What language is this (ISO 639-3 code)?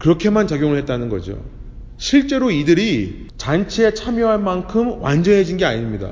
kor